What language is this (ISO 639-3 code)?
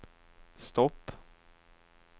swe